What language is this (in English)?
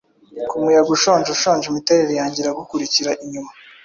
Kinyarwanda